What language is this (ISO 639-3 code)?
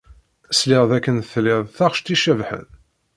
kab